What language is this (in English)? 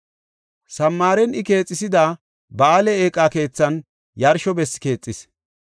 Gofa